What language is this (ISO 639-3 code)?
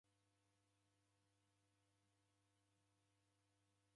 dav